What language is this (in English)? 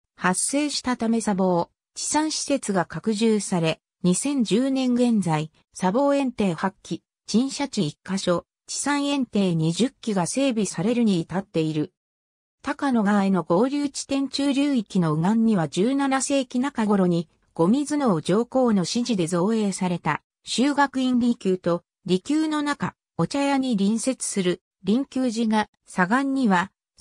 Japanese